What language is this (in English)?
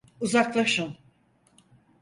Turkish